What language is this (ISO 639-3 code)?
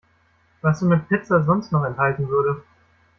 deu